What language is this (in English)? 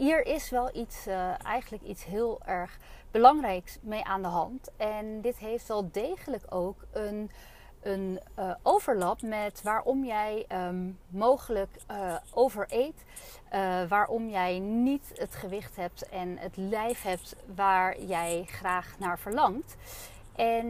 Dutch